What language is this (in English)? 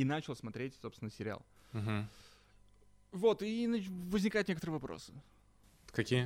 Russian